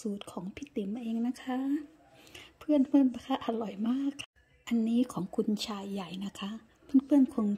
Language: Thai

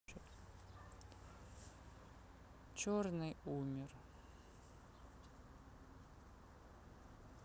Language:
Russian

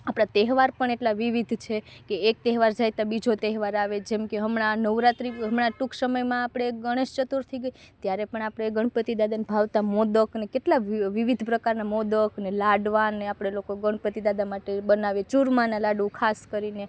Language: Gujarati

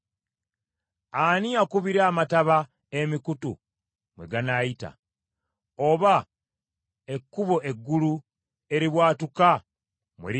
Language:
Ganda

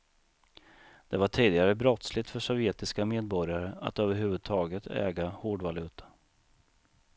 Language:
Swedish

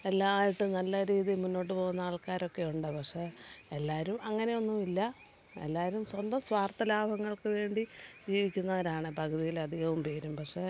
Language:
Malayalam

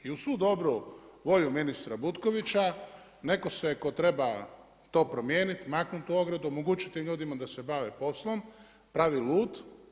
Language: Croatian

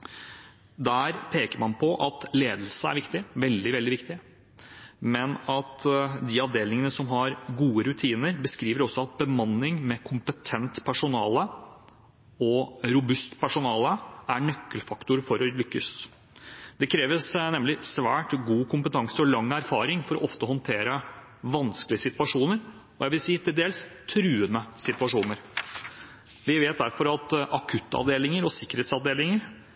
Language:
Norwegian Bokmål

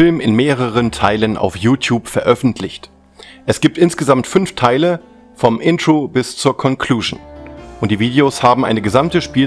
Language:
German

